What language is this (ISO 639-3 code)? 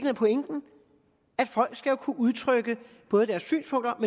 dan